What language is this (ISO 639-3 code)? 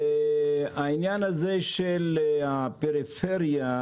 heb